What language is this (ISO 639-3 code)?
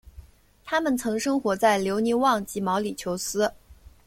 zho